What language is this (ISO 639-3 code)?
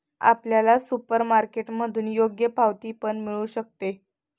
mar